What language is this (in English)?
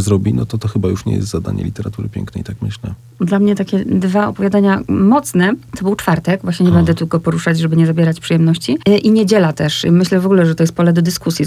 Polish